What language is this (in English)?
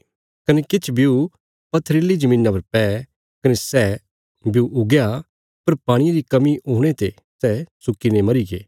Bilaspuri